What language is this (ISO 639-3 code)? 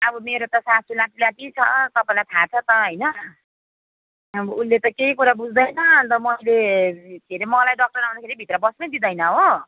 nep